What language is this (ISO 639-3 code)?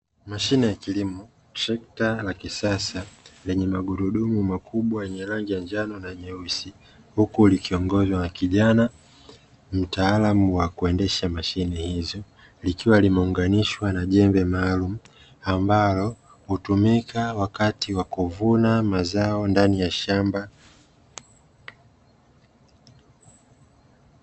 swa